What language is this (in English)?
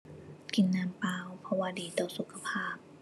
Thai